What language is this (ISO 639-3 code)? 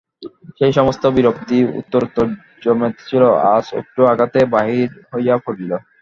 ben